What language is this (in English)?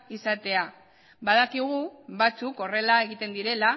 Basque